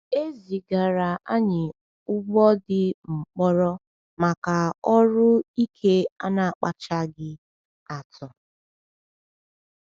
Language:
Igbo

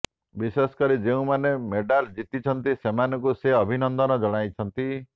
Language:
Odia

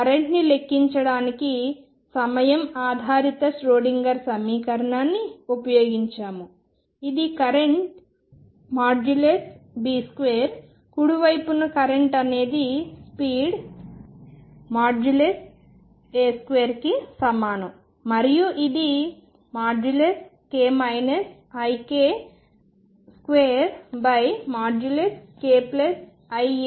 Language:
Telugu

